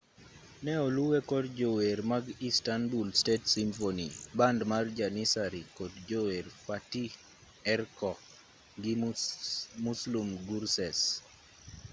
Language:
Luo (Kenya and Tanzania)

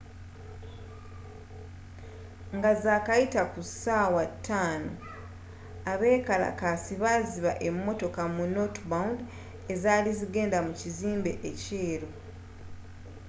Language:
Ganda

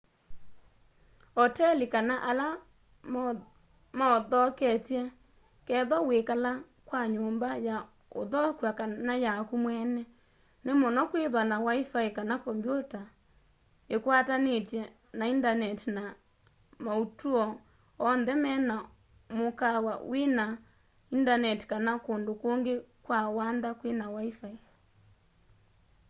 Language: Kamba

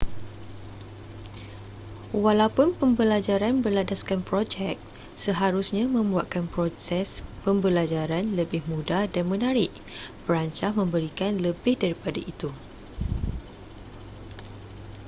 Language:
Malay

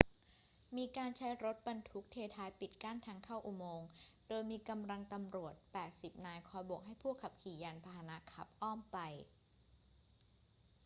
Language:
Thai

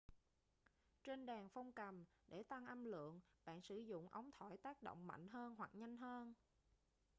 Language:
Vietnamese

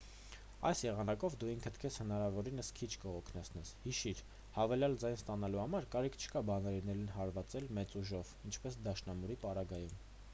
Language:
Armenian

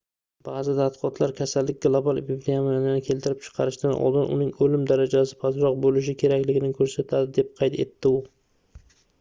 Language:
Uzbek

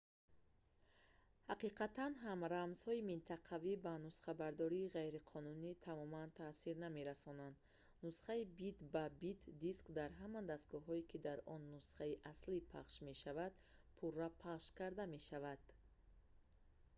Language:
Tajik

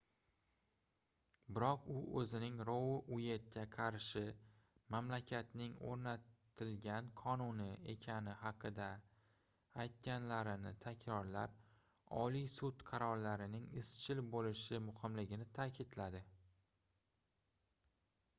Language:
Uzbek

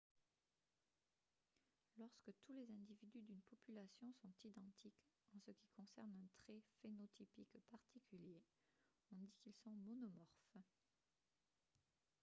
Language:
French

